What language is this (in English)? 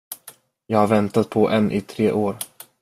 Swedish